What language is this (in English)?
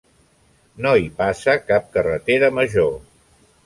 Catalan